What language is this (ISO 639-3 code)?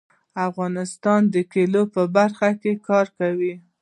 pus